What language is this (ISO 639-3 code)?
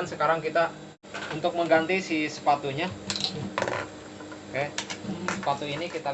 ind